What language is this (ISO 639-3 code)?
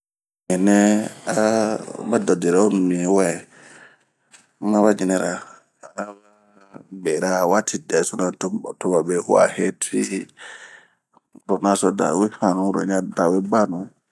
bmq